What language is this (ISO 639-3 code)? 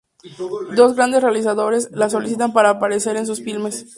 spa